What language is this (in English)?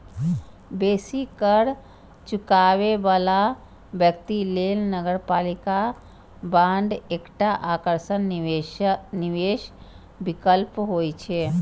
Maithili